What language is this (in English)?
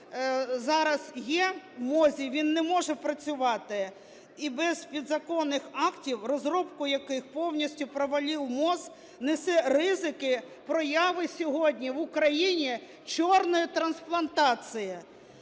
Ukrainian